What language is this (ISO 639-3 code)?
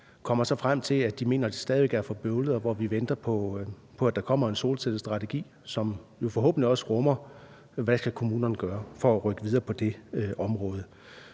dan